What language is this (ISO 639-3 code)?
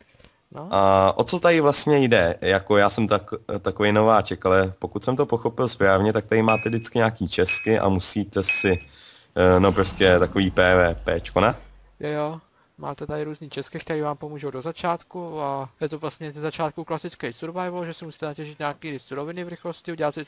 ces